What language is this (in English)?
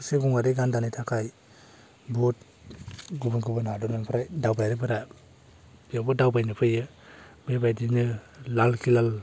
Bodo